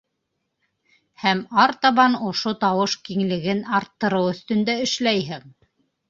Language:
Bashkir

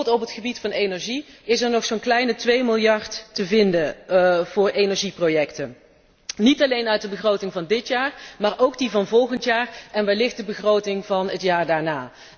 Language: Dutch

